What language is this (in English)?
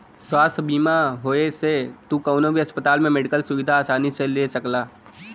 Bhojpuri